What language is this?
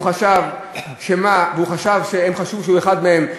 Hebrew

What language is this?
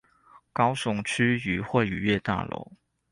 Chinese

